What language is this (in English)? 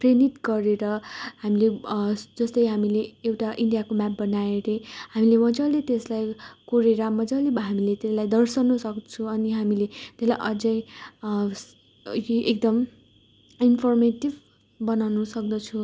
Nepali